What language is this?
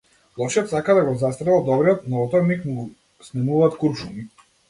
Macedonian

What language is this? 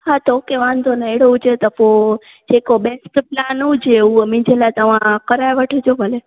Sindhi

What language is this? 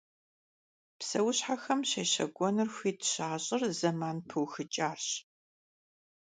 Kabardian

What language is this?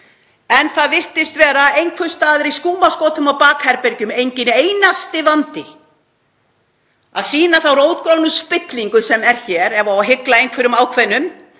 Icelandic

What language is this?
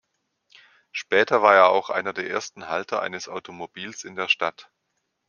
German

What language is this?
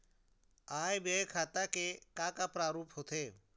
Chhattisgarhi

